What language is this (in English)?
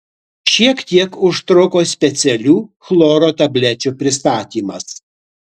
Lithuanian